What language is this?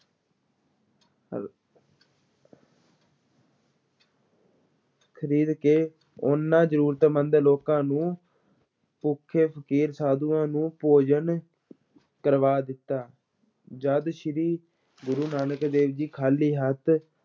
Punjabi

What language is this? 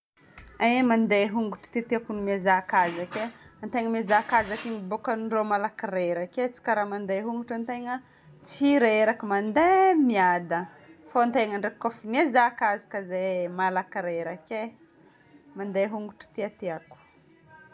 Northern Betsimisaraka Malagasy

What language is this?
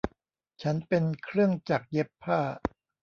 Thai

